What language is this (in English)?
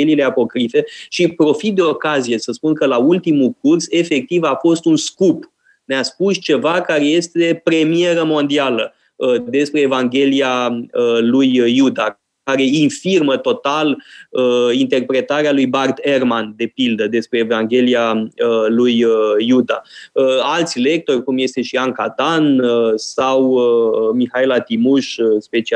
Romanian